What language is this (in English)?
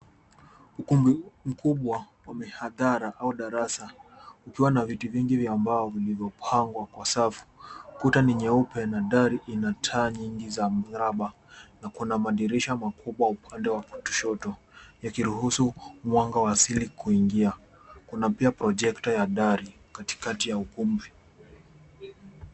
Swahili